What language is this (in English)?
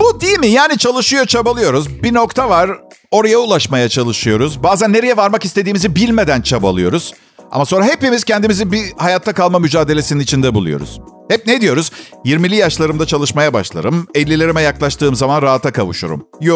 Turkish